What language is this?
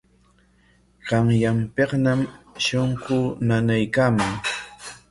Corongo Ancash Quechua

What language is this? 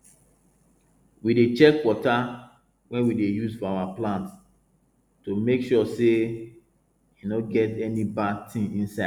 Nigerian Pidgin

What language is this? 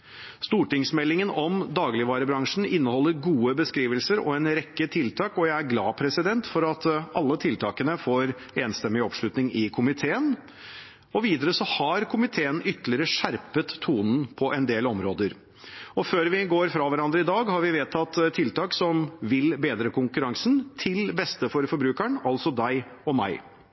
Norwegian Bokmål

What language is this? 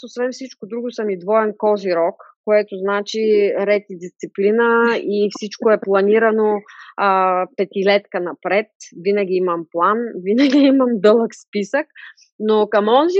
Bulgarian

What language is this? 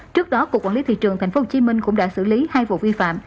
Vietnamese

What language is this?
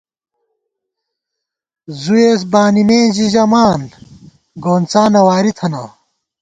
Gawar-Bati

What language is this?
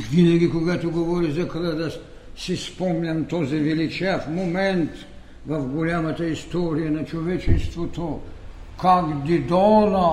Bulgarian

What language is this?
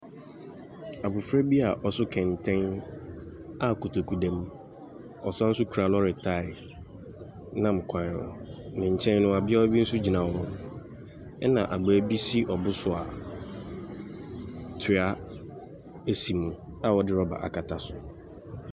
Akan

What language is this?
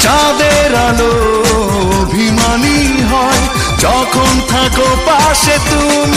Hindi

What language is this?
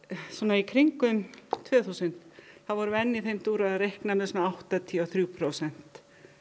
Icelandic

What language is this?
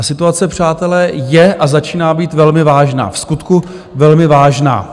Czech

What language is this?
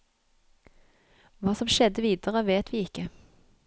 Norwegian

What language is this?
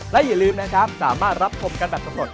Thai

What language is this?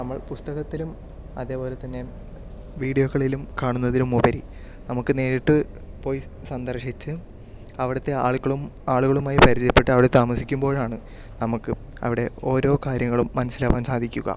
Malayalam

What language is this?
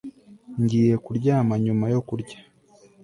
Kinyarwanda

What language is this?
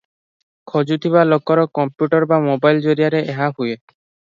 Odia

